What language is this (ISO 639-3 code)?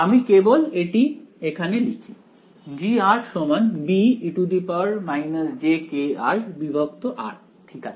ben